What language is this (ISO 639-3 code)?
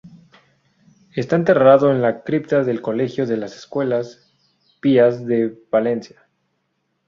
spa